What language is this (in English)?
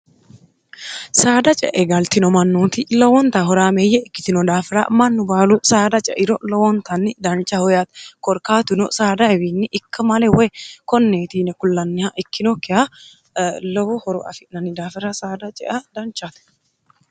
Sidamo